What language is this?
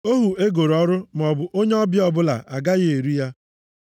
Igbo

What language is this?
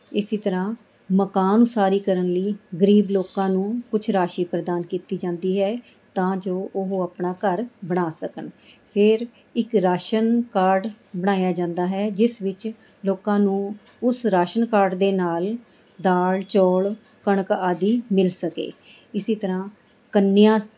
Punjabi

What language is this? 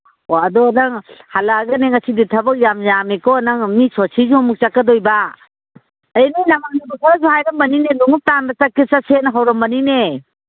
Manipuri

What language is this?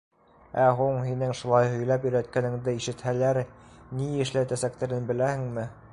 Bashkir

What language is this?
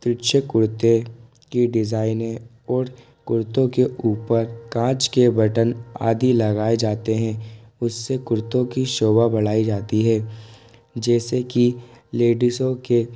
Hindi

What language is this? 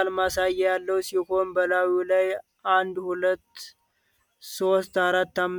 Amharic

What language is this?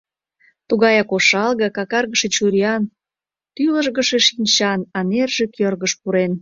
Mari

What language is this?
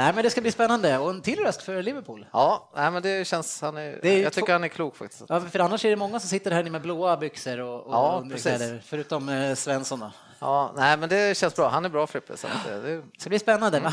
Swedish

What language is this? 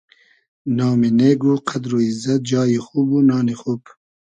Hazaragi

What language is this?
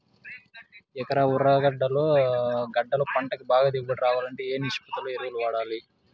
Telugu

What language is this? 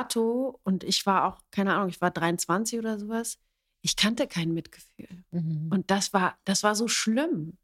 German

